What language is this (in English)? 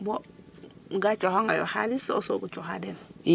Serer